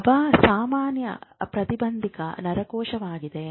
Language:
Kannada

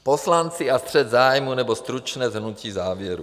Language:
Czech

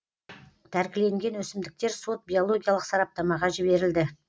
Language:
Kazakh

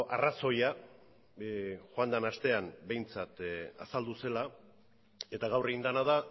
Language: Basque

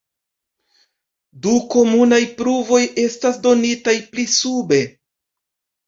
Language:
Esperanto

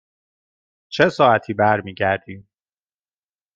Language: Persian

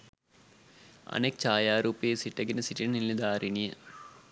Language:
Sinhala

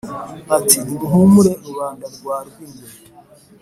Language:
Kinyarwanda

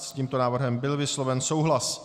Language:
Czech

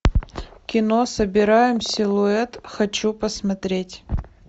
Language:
Russian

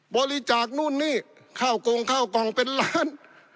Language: Thai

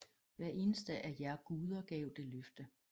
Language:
Danish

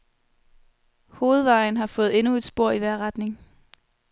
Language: Danish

